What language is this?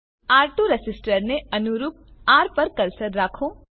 Gujarati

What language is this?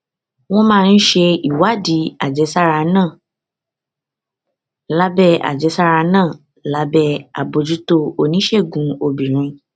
Yoruba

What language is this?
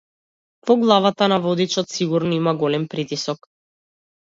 Macedonian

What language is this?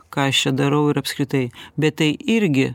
Lithuanian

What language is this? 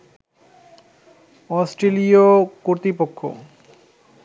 Bangla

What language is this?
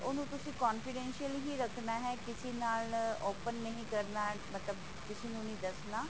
Punjabi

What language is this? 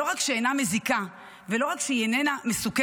Hebrew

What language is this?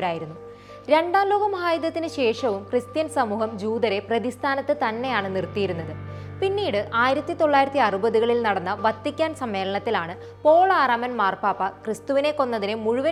Malayalam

